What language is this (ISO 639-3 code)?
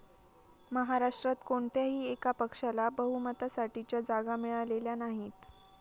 mar